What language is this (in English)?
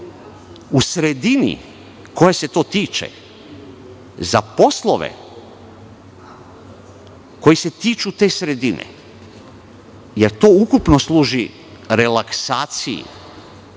Serbian